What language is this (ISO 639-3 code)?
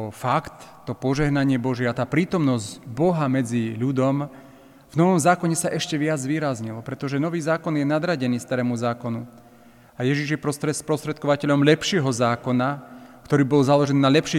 slk